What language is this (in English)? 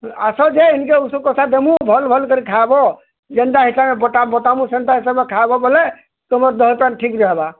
Odia